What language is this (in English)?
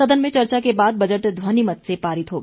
Hindi